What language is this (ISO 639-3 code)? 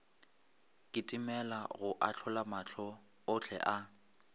nso